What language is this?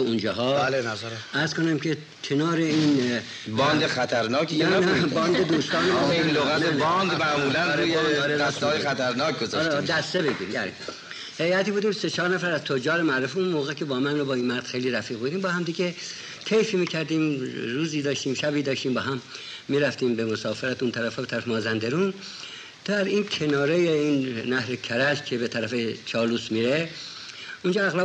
Persian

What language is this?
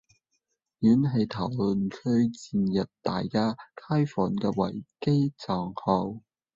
Cantonese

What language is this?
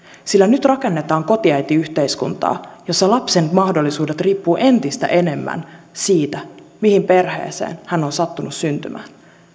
Finnish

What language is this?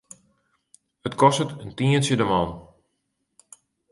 Western Frisian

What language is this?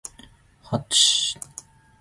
Zulu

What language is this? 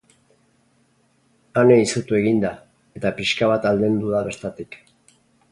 Basque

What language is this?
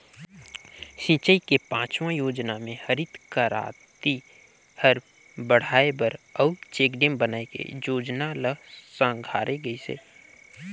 Chhattisgarhi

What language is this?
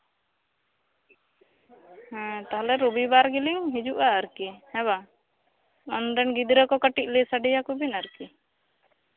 Santali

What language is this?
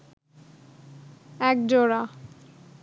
Bangla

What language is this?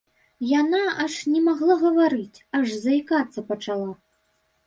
Belarusian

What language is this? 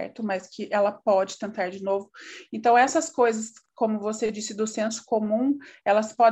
Portuguese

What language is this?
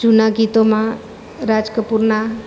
Gujarati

